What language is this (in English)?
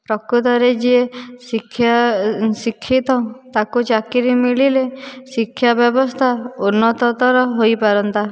Odia